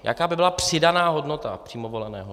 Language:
Czech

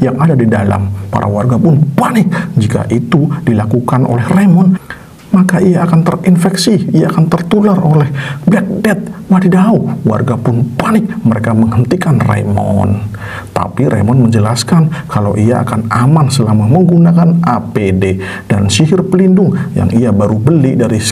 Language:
Indonesian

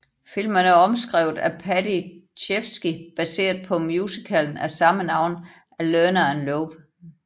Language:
Danish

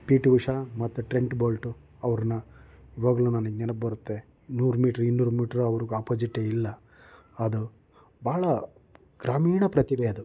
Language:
Kannada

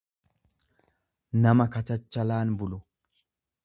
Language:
Oromo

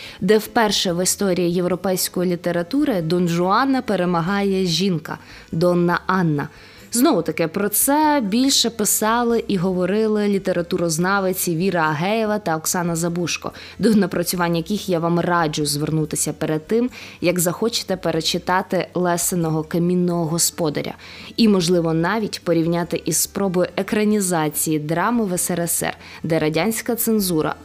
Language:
Ukrainian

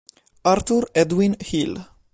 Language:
Italian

